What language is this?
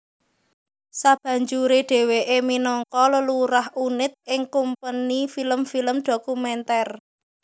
Javanese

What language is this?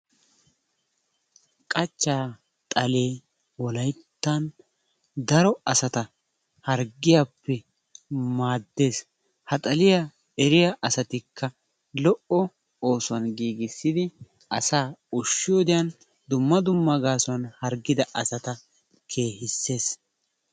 Wolaytta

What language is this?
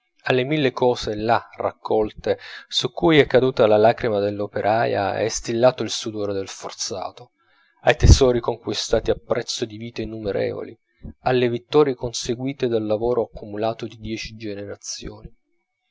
Italian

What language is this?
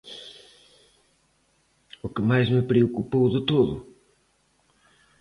Galician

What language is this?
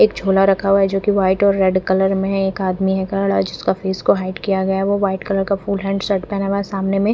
Hindi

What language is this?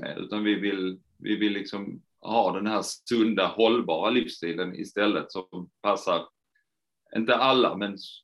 Swedish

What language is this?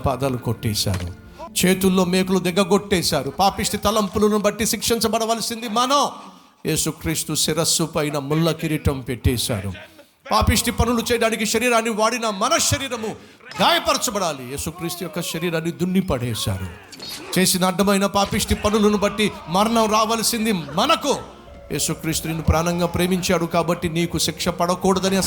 Telugu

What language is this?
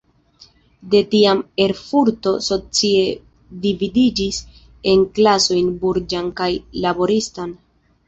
Esperanto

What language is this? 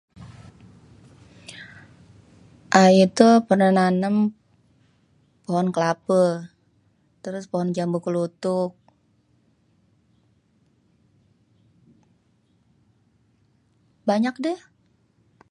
Betawi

